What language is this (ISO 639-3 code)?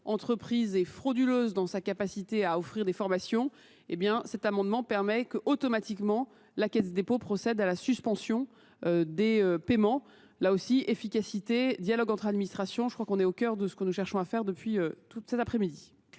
fra